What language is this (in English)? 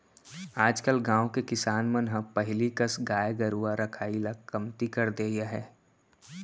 Chhattisgarhi